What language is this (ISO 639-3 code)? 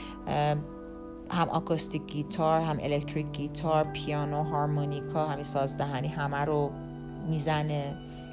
fas